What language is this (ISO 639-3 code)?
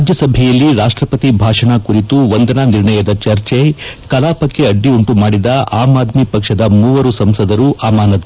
kan